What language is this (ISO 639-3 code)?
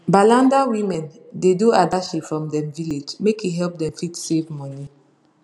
pcm